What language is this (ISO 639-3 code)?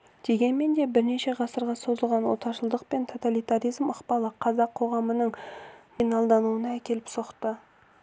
kaz